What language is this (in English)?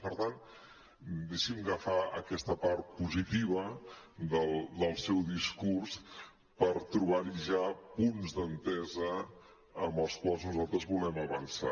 Catalan